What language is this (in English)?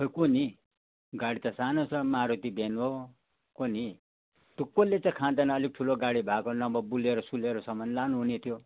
Nepali